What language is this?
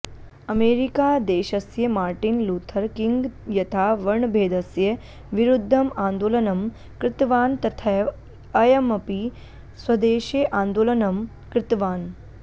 Sanskrit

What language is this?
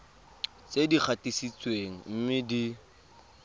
Tswana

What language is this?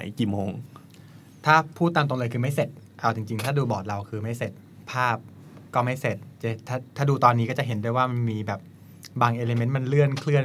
Thai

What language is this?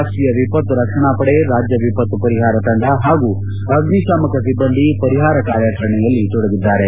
Kannada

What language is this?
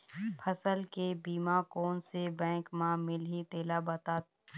Chhattisgarhi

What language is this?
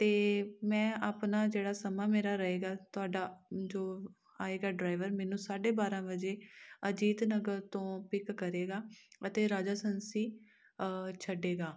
Punjabi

